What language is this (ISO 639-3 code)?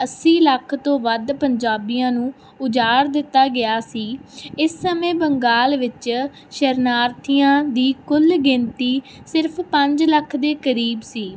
pan